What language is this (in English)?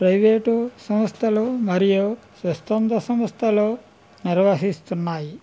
Telugu